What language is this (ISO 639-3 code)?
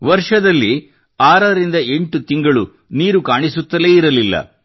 kan